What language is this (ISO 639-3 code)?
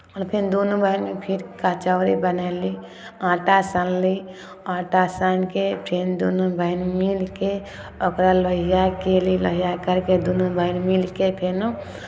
mai